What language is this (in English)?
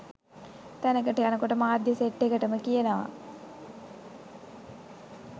Sinhala